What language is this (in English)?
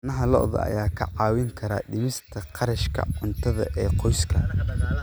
Somali